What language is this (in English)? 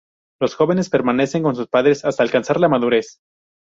Spanish